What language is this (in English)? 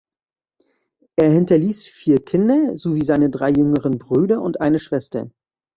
German